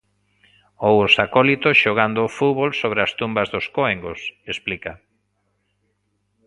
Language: Galician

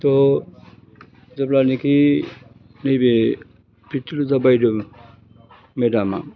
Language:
Bodo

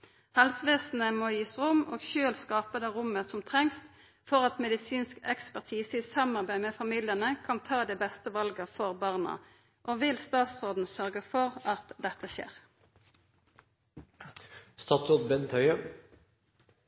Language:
Norwegian Nynorsk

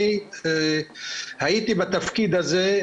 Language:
Hebrew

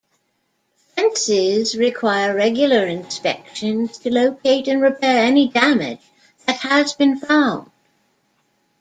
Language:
English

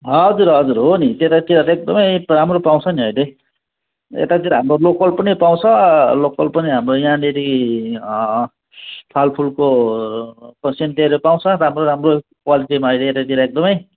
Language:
Nepali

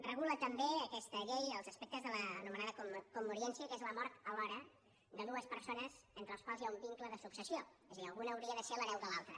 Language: Catalan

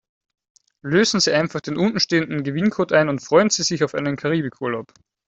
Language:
German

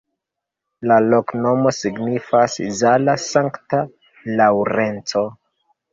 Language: Esperanto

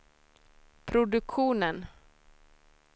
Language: Swedish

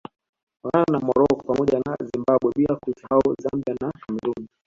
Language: Swahili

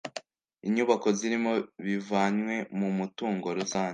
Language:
Kinyarwanda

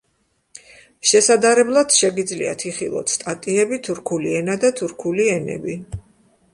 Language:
Georgian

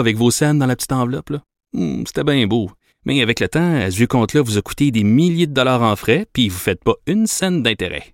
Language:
French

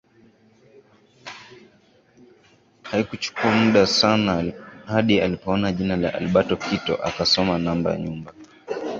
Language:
Swahili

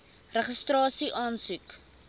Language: Afrikaans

